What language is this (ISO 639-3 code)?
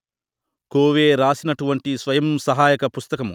tel